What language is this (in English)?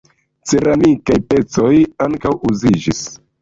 Esperanto